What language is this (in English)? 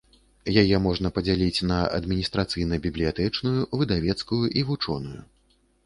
Belarusian